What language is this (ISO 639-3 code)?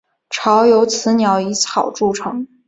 zho